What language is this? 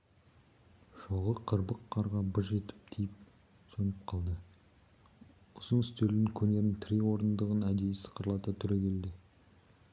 Kazakh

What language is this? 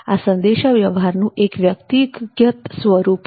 Gujarati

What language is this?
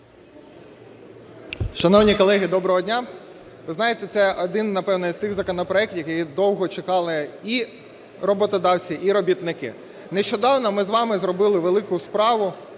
Ukrainian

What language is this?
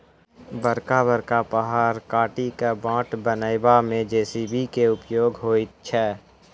Maithili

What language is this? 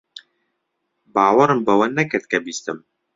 Central Kurdish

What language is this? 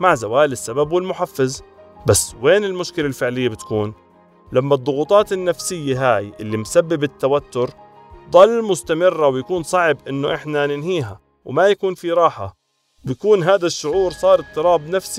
Arabic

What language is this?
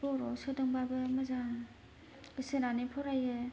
Bodo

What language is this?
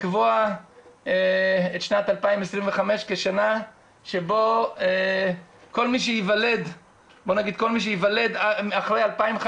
Hebrew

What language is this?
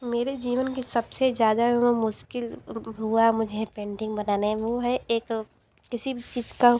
Hindi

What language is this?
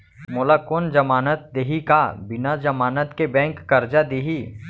Chhattisgarhi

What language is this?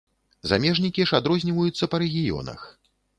Belarusian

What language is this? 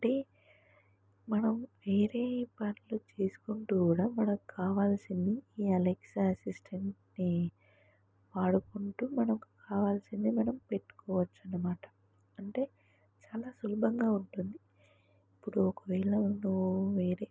Telugu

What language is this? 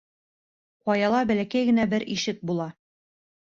Bashkir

